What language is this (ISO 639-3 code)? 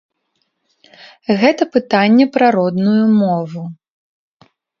bel